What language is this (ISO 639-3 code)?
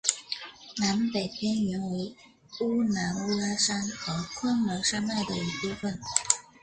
zho